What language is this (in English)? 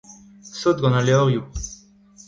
Breton